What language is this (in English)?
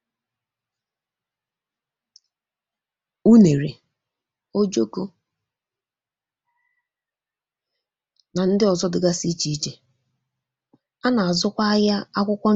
Igbo